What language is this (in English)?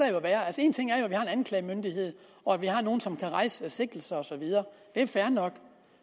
Danish